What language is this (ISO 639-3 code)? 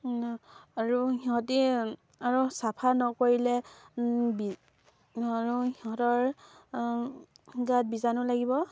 asm